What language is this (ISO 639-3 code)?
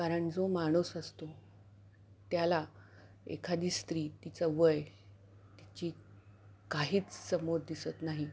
mar